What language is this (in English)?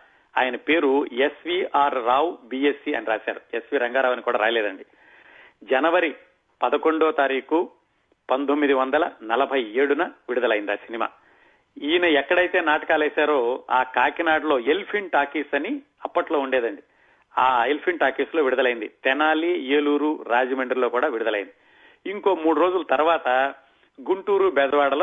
Telugu